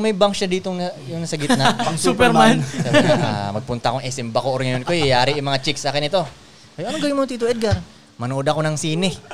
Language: Filipino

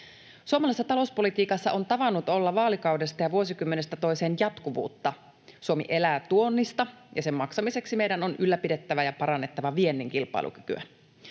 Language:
Finnish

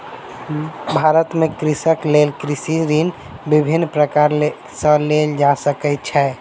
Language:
Maithili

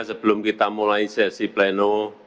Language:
Indonesian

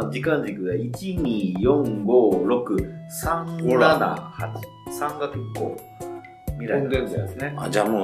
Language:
Japanese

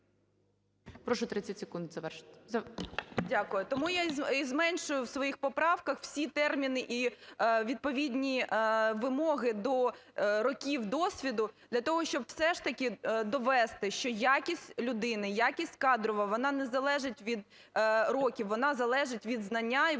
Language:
Ukrainian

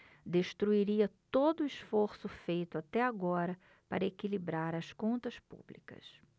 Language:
Portuguese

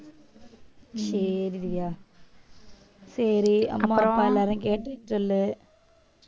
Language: Tamil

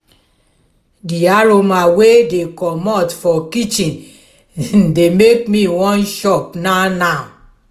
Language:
Nigerian Pidgin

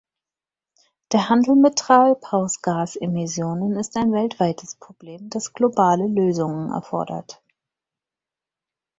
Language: German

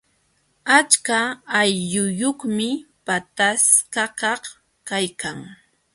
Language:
Jauja Wanca Quechua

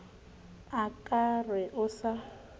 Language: Southern Sotho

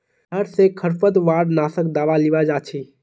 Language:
Magahi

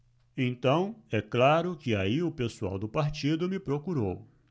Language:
Portuguese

